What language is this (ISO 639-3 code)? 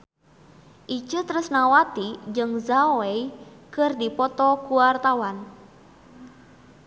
sun